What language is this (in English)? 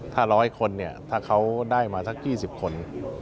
Thai